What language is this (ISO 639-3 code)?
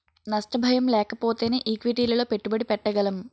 tel